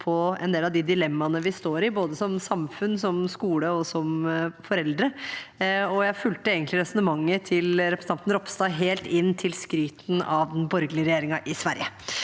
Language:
Norwegian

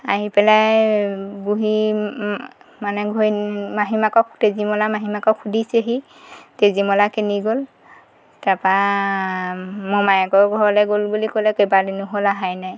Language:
Assamese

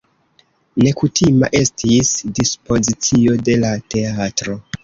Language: Esperanto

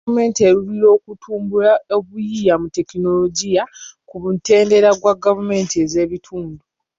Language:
Ganda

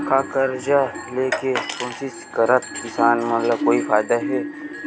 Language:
Chhattisgarhi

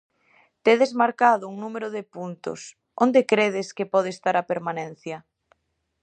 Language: Galician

